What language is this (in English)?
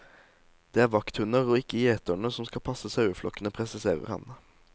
Norwegian